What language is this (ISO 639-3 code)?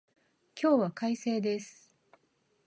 jpn